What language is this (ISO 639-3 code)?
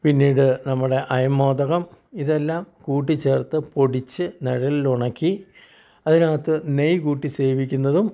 mal